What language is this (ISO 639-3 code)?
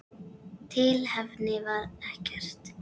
isl